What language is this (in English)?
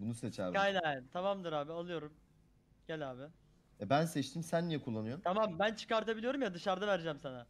Turkish